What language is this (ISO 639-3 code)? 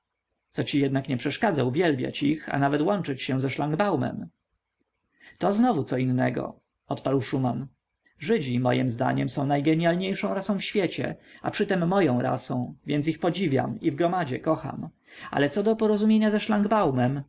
pol